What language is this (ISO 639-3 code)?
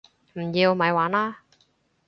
yue